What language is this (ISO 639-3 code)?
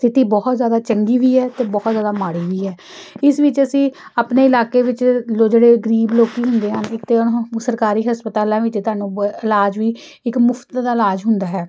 pan